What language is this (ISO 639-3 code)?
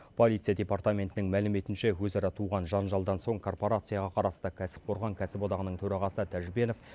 kaz